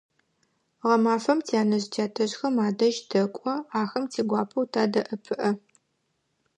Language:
Adyghe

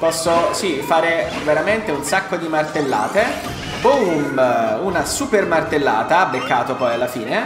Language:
Italian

